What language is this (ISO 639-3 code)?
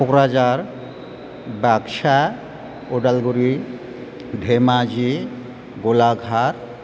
brx